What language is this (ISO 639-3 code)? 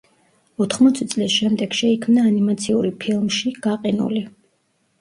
kat